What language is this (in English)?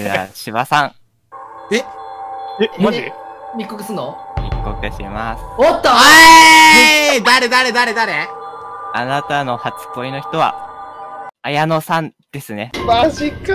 Japanese